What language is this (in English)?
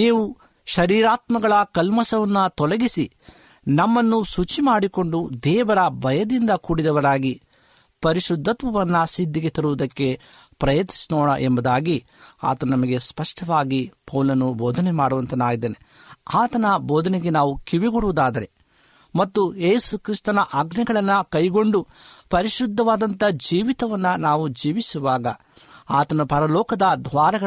Kannada